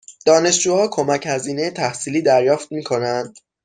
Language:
Persian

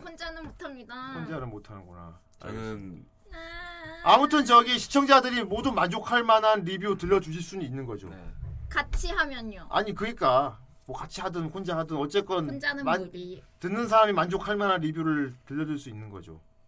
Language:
Korean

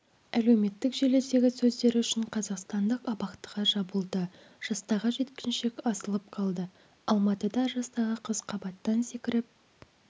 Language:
Kazakh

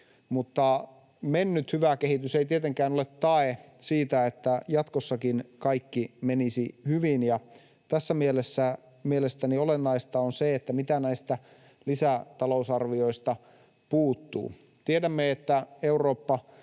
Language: Finnish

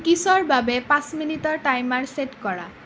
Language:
Assamese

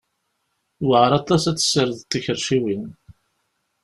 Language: Kabyle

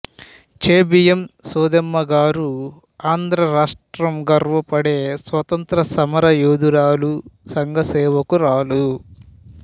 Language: Telugu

